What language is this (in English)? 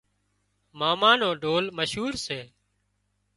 Wadiyara Koli